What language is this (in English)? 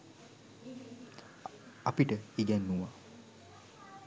Sinhala